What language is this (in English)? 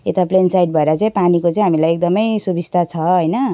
Nepali